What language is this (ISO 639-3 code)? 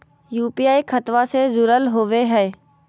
mag